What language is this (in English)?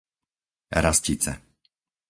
Slovak